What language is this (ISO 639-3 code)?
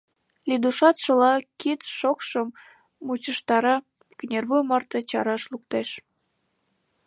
chm